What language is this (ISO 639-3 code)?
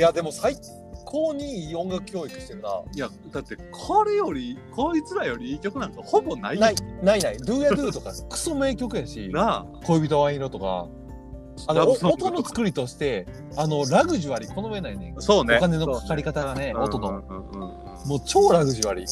jpn